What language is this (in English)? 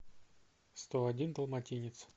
Russian